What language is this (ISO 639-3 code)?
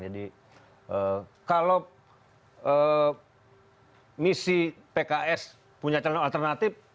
ind